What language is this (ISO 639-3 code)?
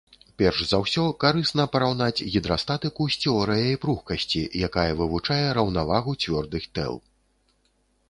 bel